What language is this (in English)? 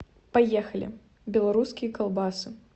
Russian